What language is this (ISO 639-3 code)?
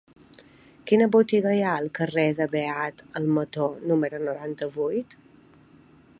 cat